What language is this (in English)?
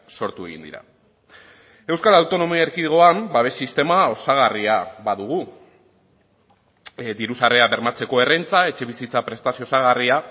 Basque